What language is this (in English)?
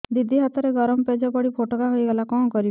Odia